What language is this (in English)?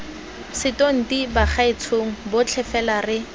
Tswana